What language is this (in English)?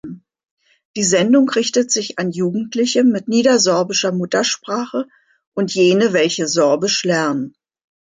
German